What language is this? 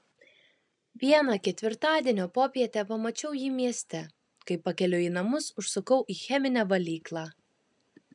Lithuanian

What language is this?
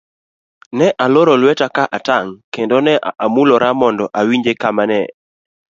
Luo (Kenya and Tanzania)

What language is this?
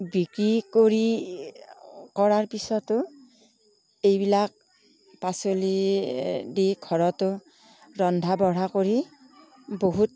Assamese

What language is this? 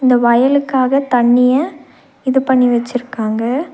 Tamil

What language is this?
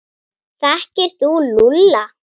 Icelandic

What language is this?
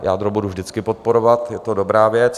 Czech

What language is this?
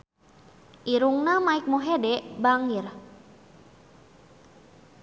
Sundanese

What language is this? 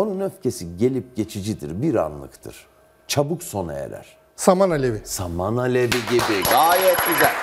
Turkish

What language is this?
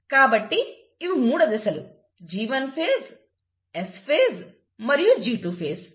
Telugu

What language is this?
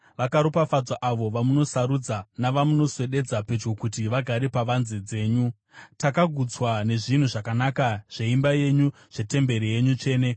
Shona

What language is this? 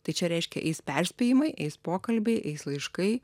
Lithuanian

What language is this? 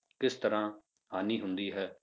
Punjabi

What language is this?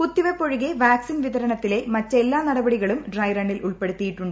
Malayalam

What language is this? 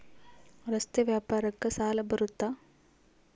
Kannada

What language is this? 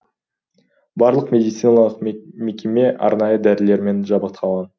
Kazakh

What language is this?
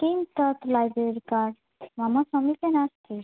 Sanskrit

